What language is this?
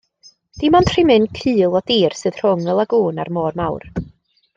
Welsh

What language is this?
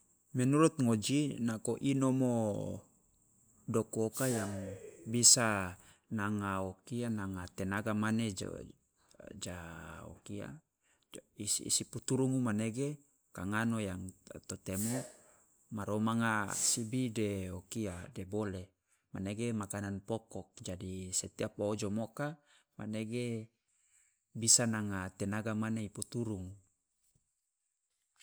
Loloda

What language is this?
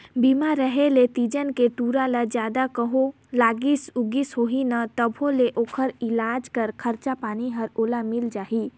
Chhattisgarhi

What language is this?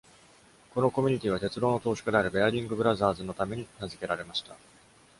Japanese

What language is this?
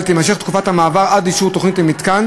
Hebrew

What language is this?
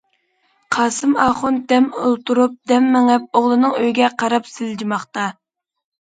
Uyghur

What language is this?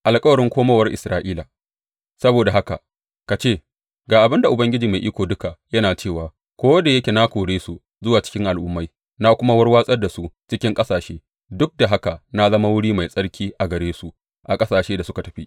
Hausa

